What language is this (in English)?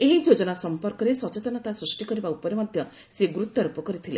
Odia